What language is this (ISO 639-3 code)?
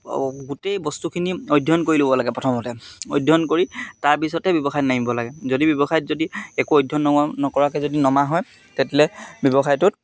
asm